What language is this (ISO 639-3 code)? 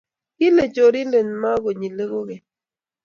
kln